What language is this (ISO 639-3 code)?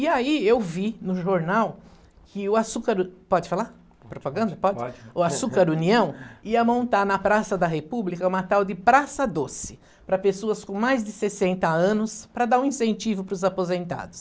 por